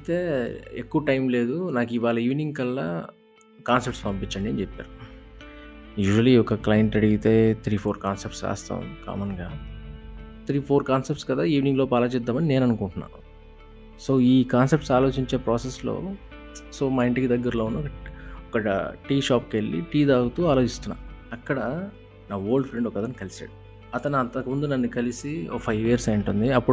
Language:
Telugu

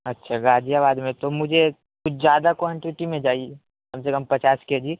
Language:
Urdu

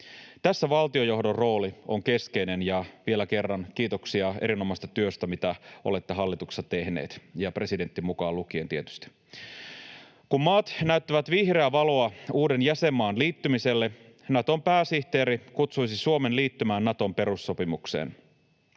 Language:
Finnish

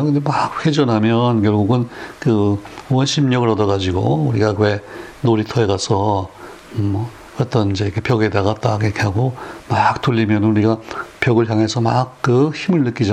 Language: Korean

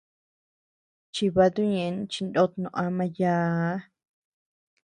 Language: Tepeuxila Cuicatec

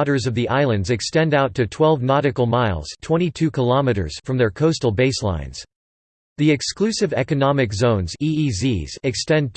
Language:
English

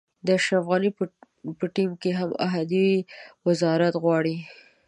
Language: Pashto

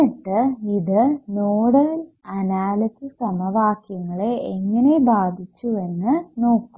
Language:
Malayalam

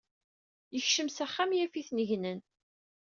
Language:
Kabyle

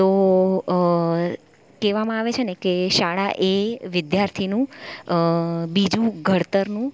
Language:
Gujarati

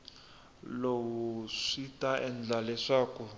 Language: Tsonga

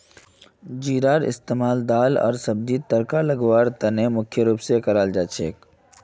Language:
Magahi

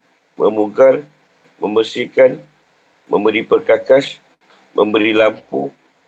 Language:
Malay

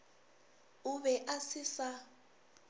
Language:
Northern Sotho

